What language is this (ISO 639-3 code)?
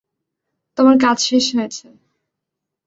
ben